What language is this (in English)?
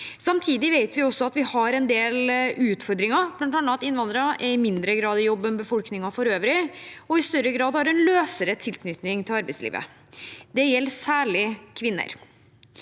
Norwegian